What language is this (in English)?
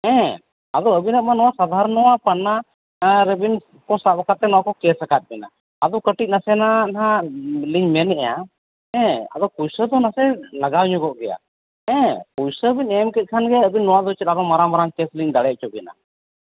Santali